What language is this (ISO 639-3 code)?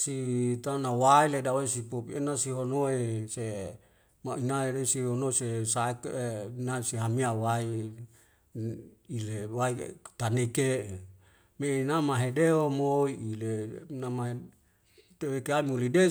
weo